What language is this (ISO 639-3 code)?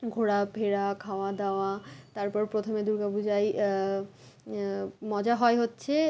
ben